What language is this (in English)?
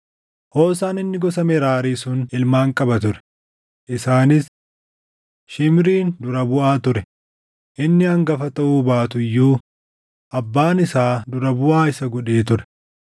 Oromo